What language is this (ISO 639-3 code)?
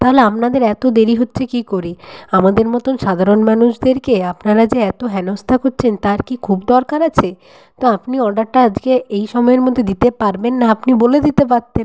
ben